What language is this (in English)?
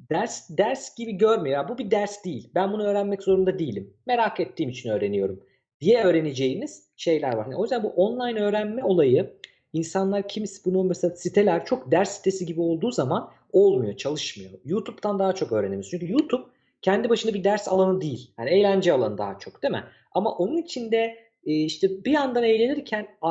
Turkish